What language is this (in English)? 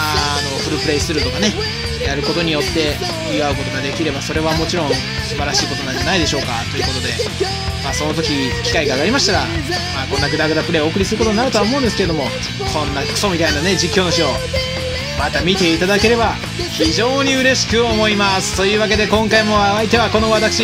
Japanese